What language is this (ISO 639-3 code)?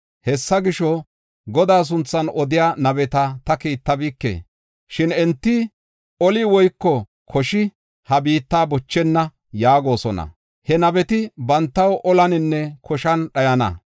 gof